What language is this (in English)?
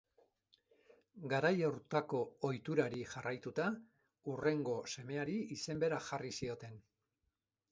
Basque